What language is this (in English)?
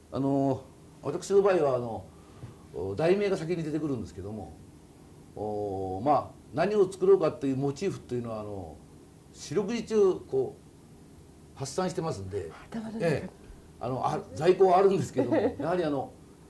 Japanese